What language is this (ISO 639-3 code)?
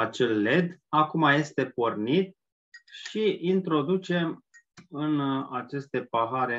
ron